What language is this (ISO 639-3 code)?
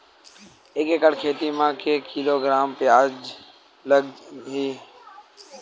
hne